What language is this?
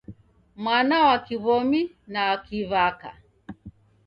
Taita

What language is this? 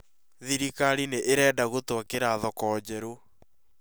Kikuyu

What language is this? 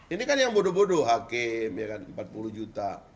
Indonesian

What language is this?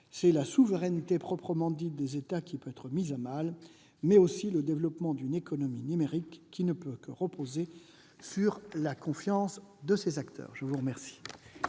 French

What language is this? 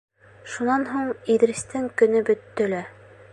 Bashkir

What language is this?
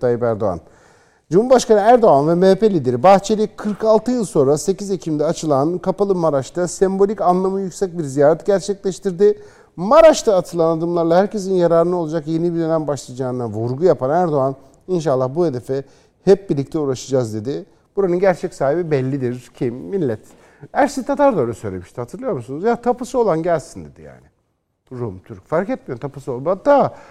Turkish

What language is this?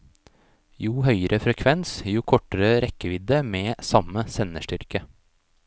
Norwegian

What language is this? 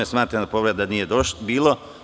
Serbian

